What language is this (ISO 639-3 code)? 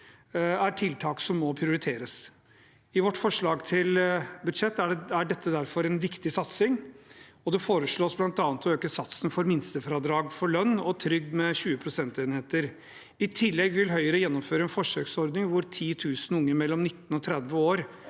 nor